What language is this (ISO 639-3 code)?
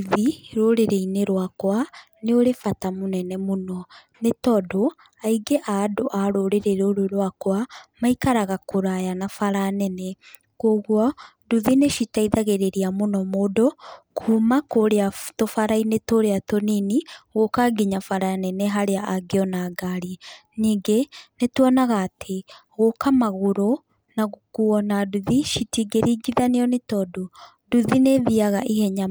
kik